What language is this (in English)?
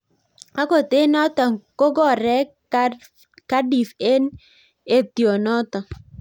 Kalenjin